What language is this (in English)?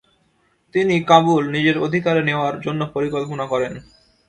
Bangla